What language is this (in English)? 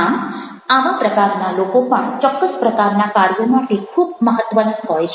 Gujarati